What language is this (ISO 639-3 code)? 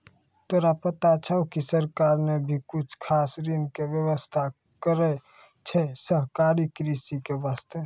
mai